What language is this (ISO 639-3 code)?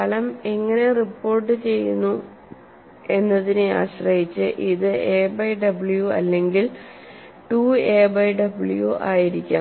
mal